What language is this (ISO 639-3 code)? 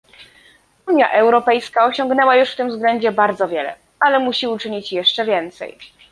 pol